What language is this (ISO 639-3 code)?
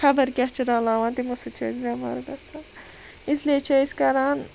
kas